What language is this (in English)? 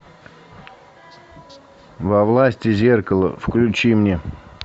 Russian